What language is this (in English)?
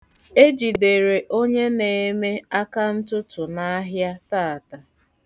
Igbo